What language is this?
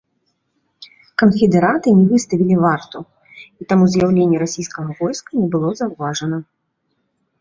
Belarusian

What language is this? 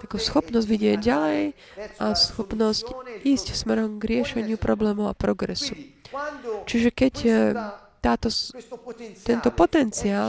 Slovak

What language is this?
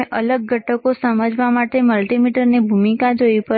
Gujarati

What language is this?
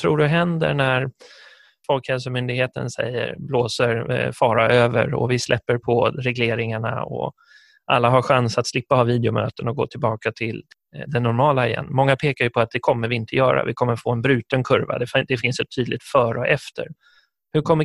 Swedish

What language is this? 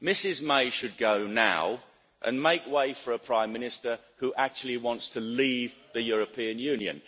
English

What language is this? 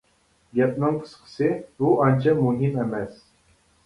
Uyghur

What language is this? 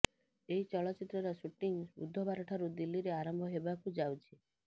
Odia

